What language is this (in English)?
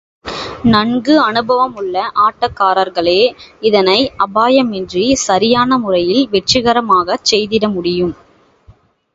Tamil